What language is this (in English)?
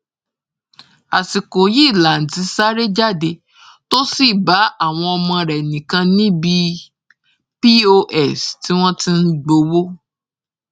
Yoruba